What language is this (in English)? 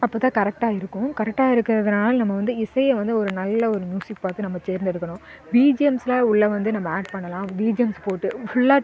Tamil